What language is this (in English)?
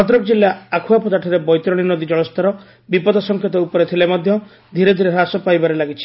Odia